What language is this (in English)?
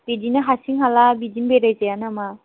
Bodo